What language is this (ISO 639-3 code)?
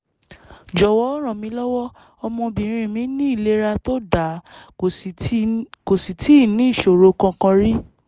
yor